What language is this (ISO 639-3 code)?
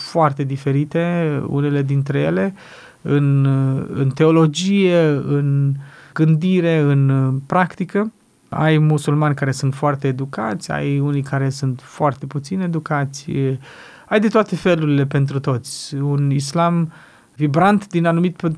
ron